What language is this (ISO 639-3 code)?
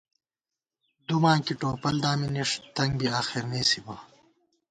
gwt